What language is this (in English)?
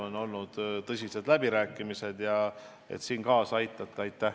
Estonian